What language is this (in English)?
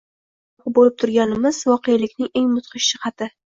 Uzbek